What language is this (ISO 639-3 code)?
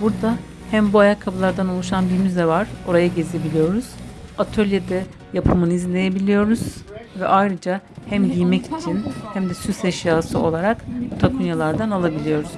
tur